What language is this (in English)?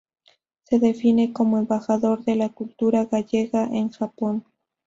Spanish